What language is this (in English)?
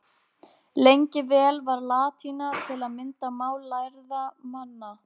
Icelandic